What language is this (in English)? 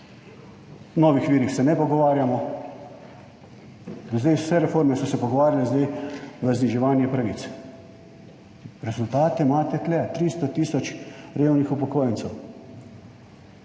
Slovenian